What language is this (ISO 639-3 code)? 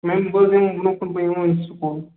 kas